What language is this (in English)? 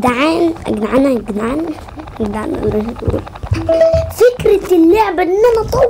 Arabic